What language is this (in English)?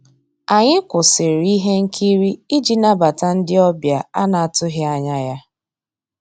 Igbo